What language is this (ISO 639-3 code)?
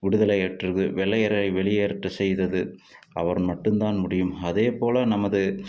tam